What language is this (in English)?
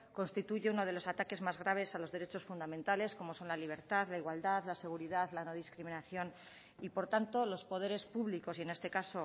Spanish